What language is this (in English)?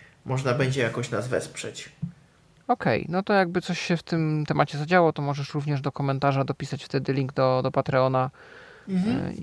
Polish